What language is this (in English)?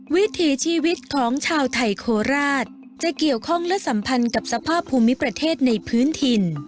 Thai